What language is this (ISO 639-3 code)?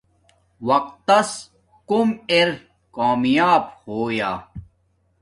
dmk